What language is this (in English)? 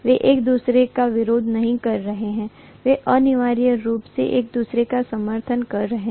Hindi